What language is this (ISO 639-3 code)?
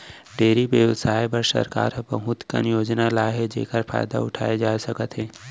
hne